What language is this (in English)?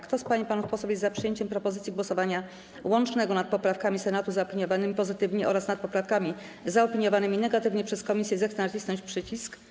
Polish